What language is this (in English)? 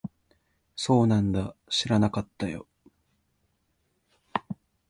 Japanese